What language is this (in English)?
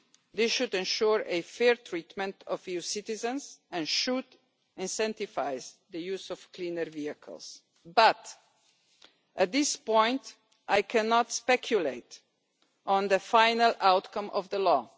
English